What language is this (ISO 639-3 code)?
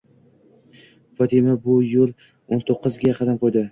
uzb